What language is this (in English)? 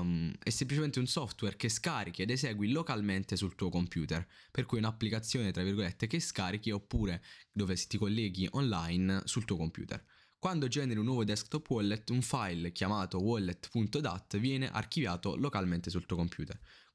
Italian